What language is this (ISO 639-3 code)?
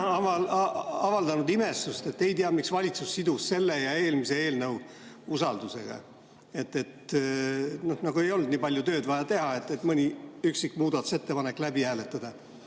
est